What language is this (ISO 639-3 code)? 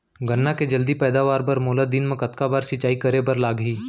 hne